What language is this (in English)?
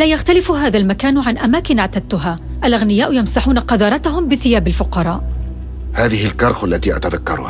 Arabic